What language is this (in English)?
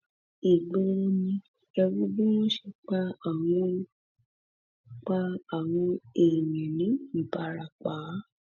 Yoruba